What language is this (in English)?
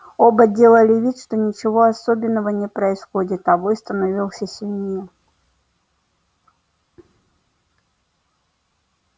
Russian